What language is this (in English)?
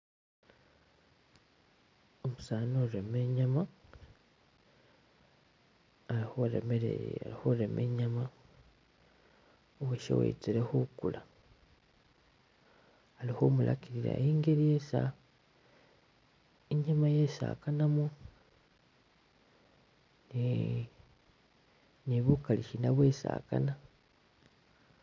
Masaaba